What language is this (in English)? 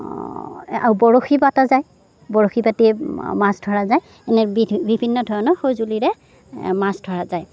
Assamese